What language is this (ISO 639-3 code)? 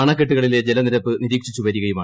mal